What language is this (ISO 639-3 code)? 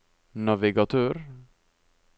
nor